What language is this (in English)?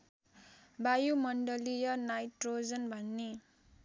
Nepali